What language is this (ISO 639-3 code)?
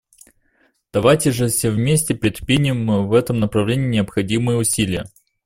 rus